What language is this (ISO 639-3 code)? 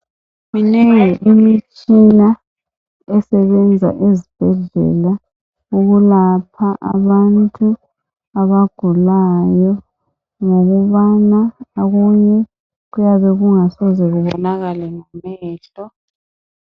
nde